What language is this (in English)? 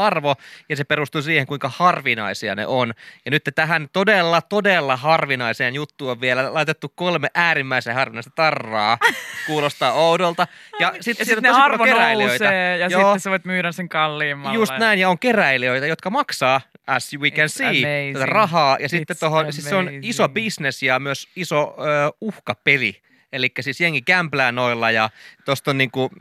Finnish